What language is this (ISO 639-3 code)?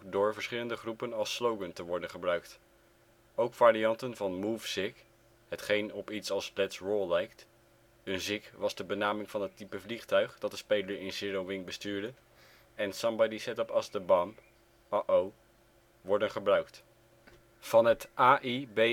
nld